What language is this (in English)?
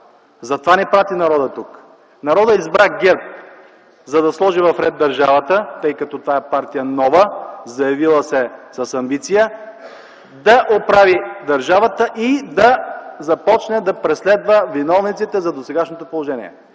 Bulgarian